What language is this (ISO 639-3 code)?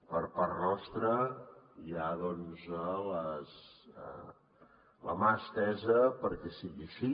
cat